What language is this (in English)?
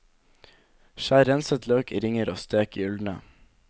Norwegian